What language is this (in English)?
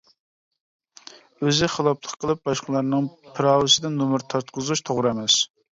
Uyghur